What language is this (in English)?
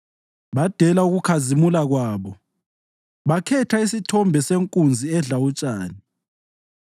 North Ndebele